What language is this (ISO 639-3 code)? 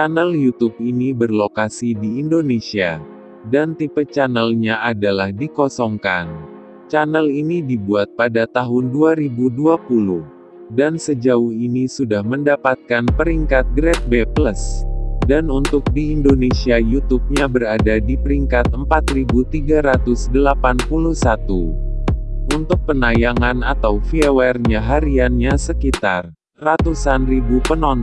ind